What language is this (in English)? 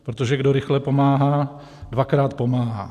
Czech